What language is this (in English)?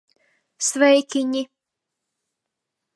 Latvian